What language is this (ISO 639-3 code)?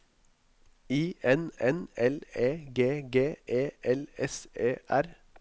nor